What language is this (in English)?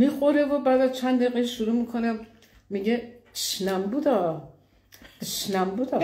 Persian